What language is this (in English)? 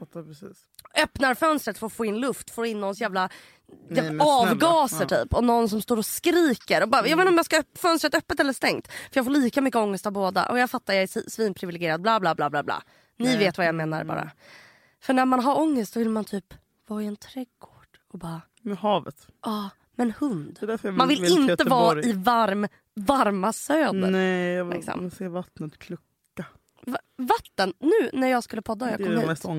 Swedish